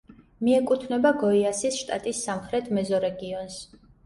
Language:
Georgian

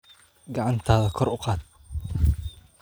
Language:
Somali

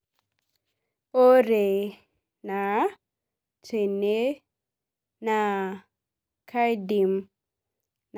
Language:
Masai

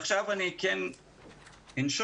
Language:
Hebrew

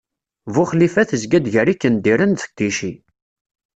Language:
Kabyle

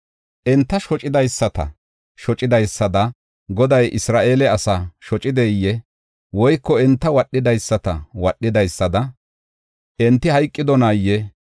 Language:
Gofa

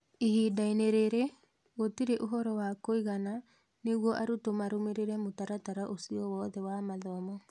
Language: Kikuyu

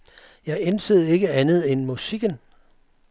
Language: Danish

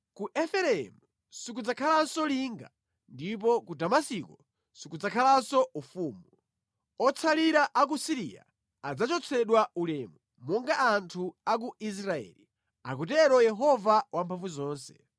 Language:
Nyanja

